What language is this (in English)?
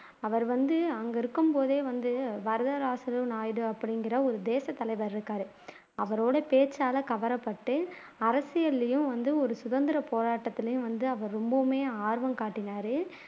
Tamil